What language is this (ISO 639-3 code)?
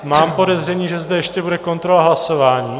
ces